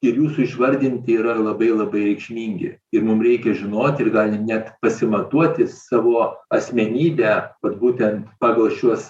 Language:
Lithuanian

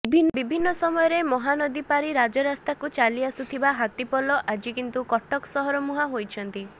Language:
Odia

